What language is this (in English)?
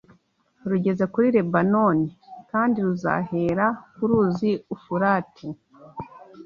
Kinyarwanda